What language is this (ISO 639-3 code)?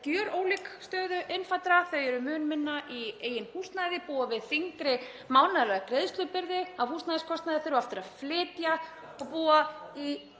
isl